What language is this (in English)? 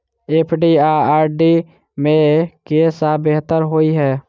Maithili